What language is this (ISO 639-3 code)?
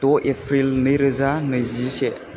brx